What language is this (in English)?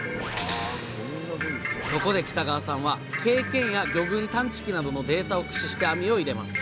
Japanese